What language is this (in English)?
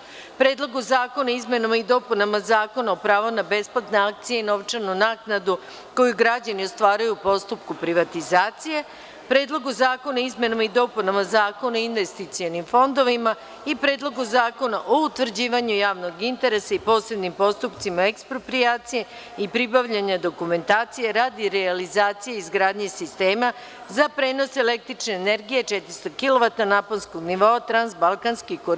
Serbian